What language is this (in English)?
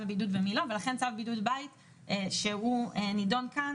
Hebrew